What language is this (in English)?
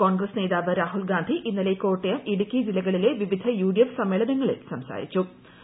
Malayalam